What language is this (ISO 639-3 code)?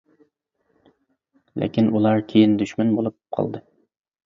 uig